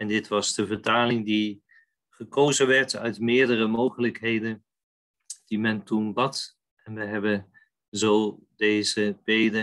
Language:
Dutch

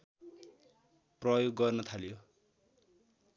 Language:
Nepali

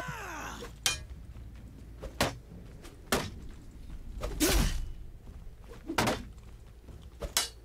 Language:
Czech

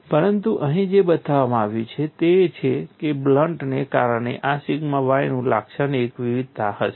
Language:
Gujarati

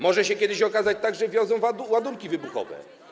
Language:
Polish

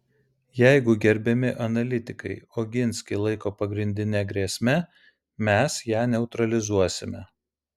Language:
Lithuanian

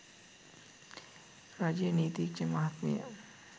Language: Sinhala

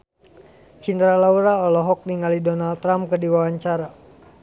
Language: Sundanese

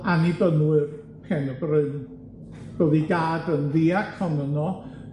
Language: Welsh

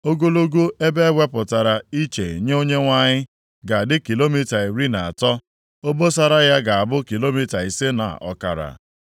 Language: Igbo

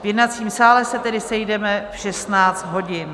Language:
Czech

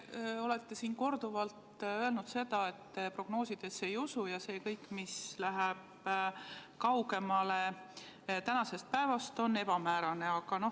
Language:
Estonian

